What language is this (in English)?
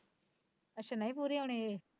Punjabi